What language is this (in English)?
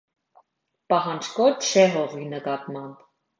Armenian